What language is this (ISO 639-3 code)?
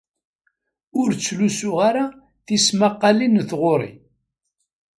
kab